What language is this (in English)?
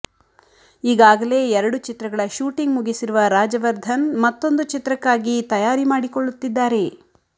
Kannada